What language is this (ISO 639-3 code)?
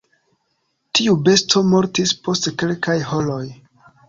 epo